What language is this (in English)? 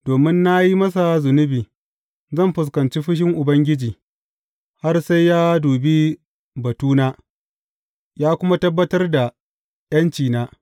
Hausa